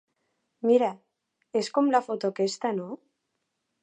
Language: Catalan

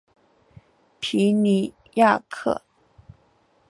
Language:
Chinese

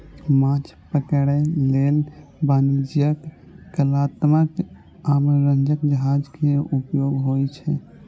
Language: Maithili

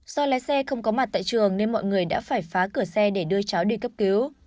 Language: Vietnamese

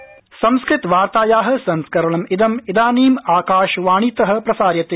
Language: Sanskrit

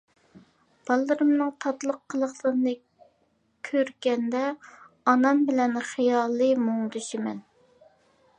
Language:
Uyghur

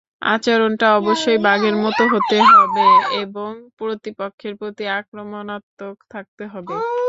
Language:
Bangla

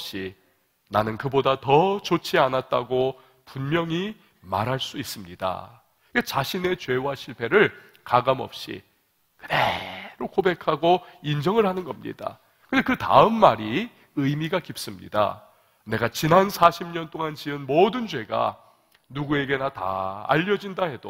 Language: Korean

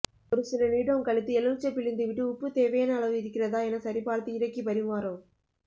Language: Tamil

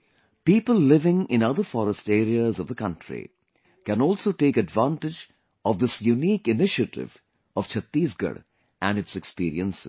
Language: English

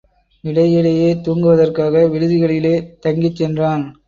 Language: Tamil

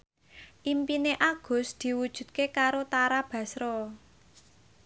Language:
Javanese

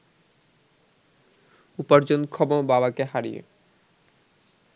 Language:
Bangla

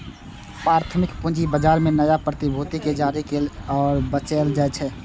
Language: Maithili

